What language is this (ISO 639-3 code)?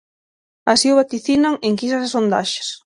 glg